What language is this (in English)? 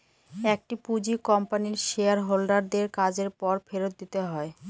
Bangla